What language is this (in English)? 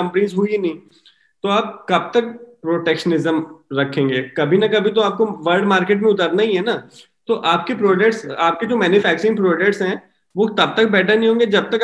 Hindi